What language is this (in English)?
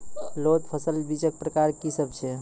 Maithili